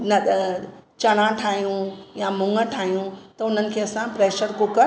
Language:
Sindhi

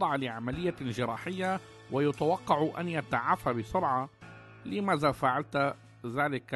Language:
Arabic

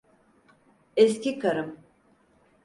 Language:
Turkish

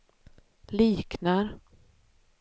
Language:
Swedish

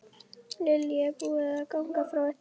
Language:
Icelandic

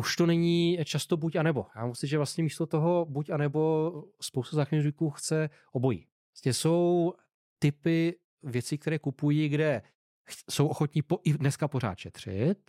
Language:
Czech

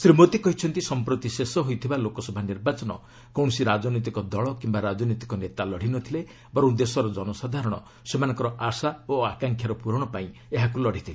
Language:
Odia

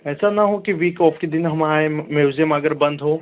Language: Hindi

